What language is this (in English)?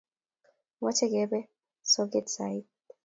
Kalenjin